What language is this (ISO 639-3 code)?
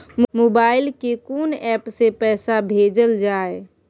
mai